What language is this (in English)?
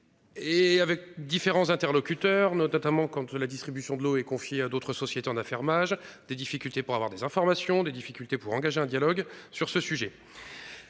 French